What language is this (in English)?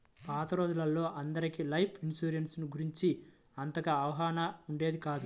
Telugu